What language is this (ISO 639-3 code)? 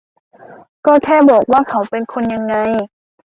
tha